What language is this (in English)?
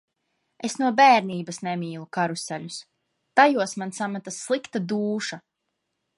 Latvian